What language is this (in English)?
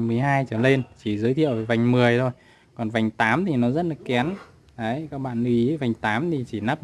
Vietnamese